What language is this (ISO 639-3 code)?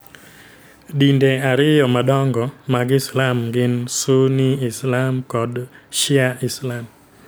luo